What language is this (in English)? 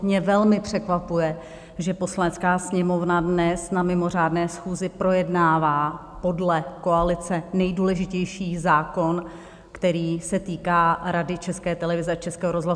Czech